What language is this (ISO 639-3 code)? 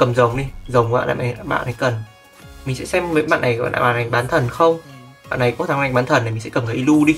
vie